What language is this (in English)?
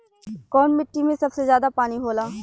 Bhojpuri